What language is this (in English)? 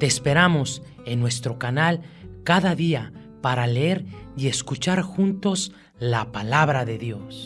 Spanish